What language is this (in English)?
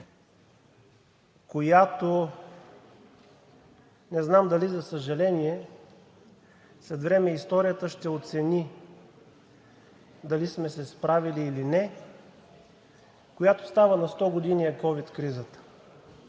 Bulgarian